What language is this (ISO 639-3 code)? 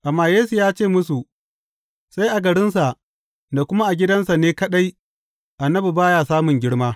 hau